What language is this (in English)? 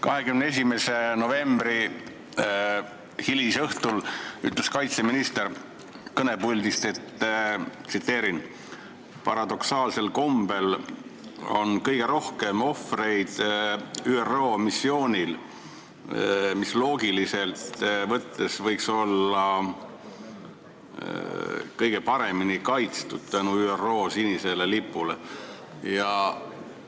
Estonian